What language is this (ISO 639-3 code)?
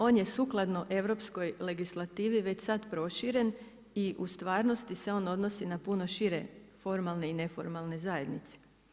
hrv